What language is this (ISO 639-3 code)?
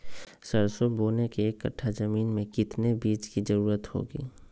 mag